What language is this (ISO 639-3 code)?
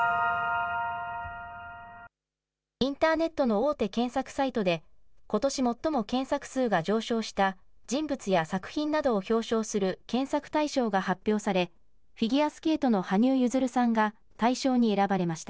jpn